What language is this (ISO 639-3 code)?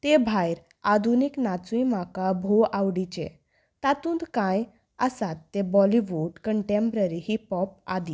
kok